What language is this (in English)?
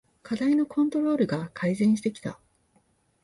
Japanese